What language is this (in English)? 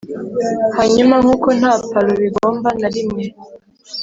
Kinyarwanda